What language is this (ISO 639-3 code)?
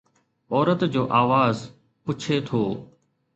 snd